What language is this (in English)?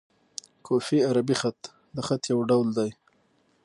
Pashto